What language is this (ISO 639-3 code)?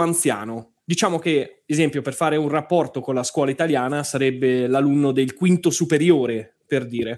ita